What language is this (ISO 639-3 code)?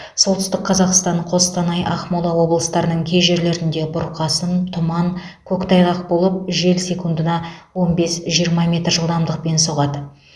kaz